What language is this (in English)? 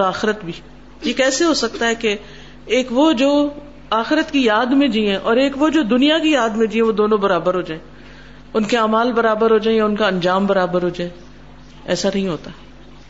Urdu